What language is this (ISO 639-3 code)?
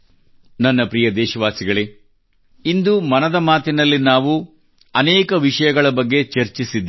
kan